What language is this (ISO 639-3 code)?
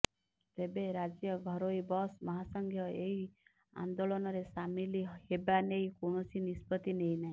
ori